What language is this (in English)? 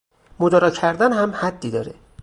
Persian